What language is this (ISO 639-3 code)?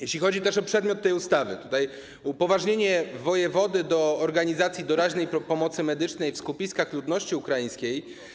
pol